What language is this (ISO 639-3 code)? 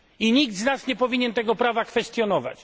pol